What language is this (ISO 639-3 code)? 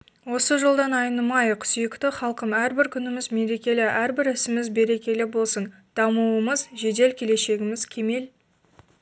kaz